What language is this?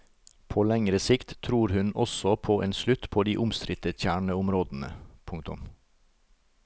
Norwegian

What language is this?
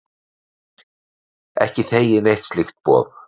Icelandic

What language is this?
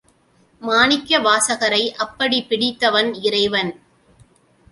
Tamil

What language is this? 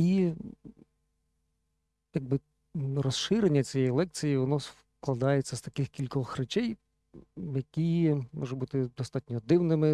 Ukrainian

